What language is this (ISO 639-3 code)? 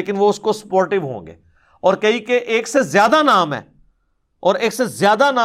pan